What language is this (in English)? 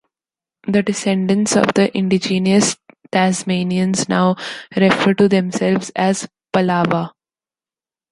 English